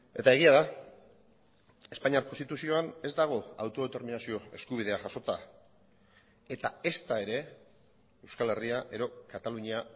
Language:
Basque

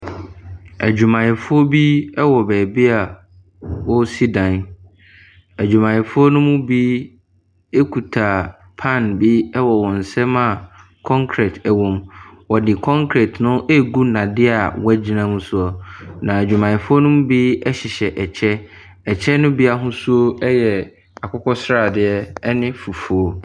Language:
Akan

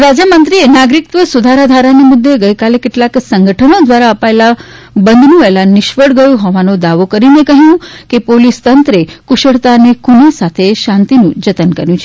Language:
Gujarati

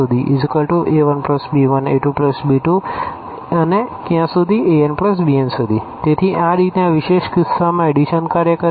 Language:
Gujarati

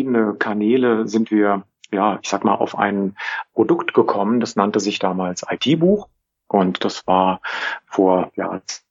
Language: German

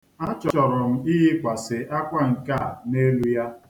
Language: Igbo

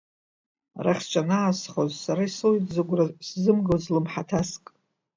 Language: Abkhazian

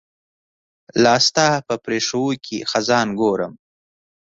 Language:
Pashto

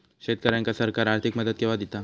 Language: Marathi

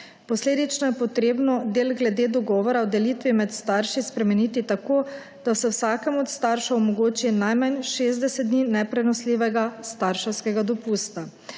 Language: Slovenian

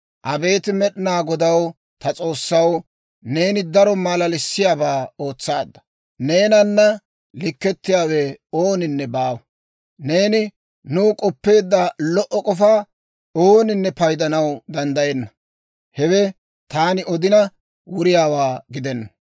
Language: Dawro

